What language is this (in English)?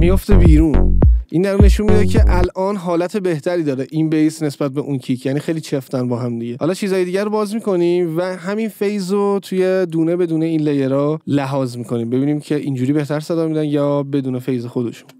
Persian